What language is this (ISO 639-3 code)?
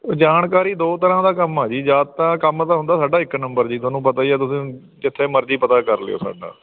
pan